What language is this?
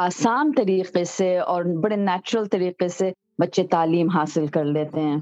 Urdu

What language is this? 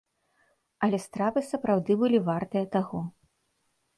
Belarusian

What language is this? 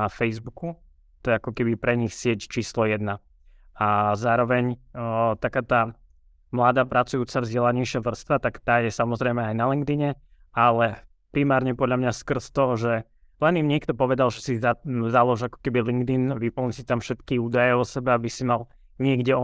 Slovak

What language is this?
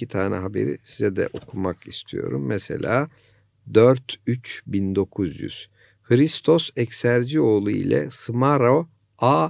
Turkish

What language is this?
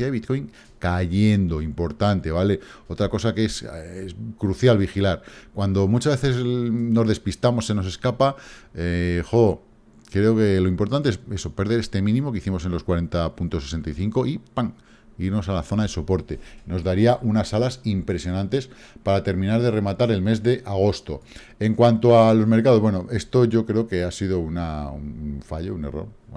Spanish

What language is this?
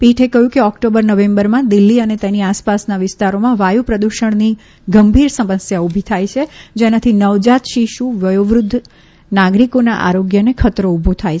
Gujarati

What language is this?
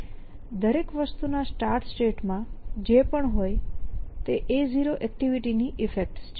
Gujarati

